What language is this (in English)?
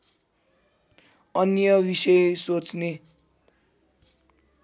Nepali